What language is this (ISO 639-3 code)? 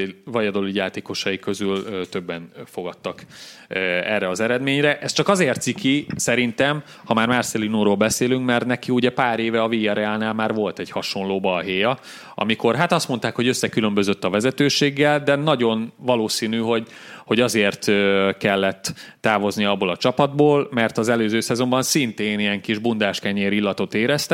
hun